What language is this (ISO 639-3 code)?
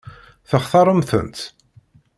kab